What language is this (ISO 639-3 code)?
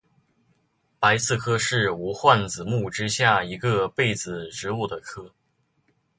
zho